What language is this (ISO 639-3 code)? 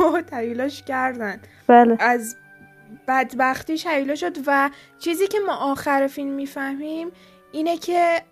fas